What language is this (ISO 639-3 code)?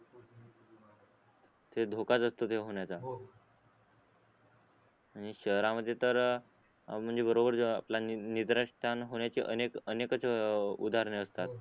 mar